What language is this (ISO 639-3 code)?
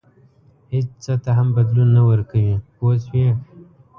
pus